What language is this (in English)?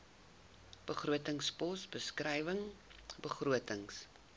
Afrikaans